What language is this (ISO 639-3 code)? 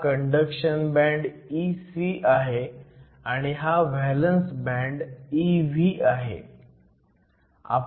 mar